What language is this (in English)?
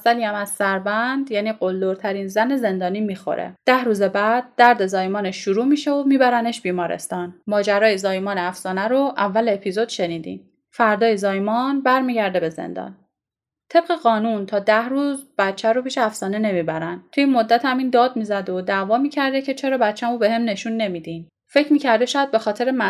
Persian